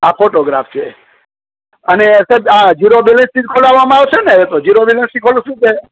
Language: Gujarati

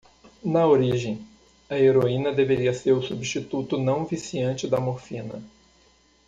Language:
Portuguese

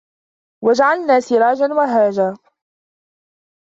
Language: Arabic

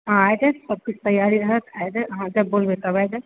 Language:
Maithili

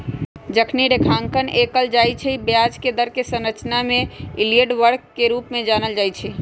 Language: Magahi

